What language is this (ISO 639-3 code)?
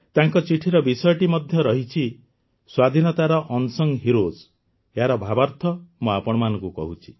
ori